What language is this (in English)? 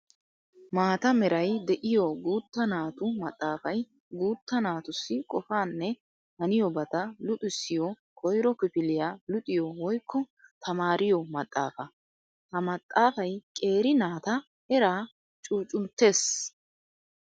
Wolaytta